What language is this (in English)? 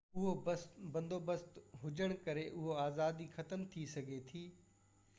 Sindhi